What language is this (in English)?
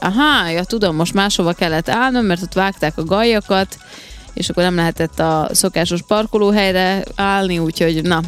Hungarian